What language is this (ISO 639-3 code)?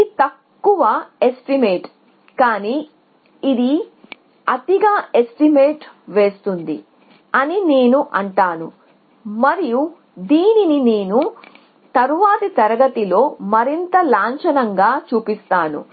tel